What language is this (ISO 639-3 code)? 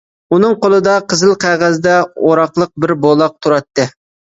uig